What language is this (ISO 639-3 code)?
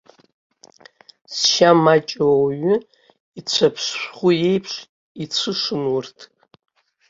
abk